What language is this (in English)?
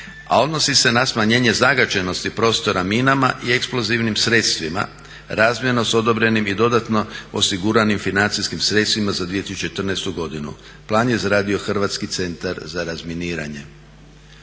Croatian